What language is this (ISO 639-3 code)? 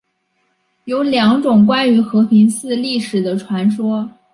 zho